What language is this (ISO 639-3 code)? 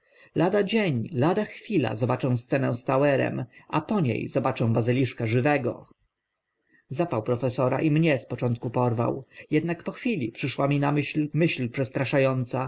pol